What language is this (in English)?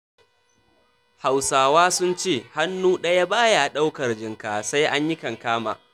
Hausa